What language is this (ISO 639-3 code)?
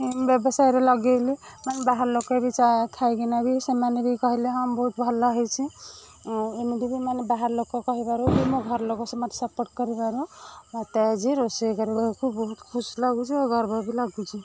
ori